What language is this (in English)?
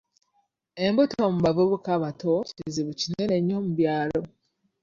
Ganda